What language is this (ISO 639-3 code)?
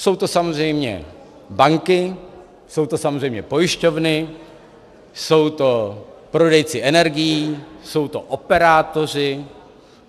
ces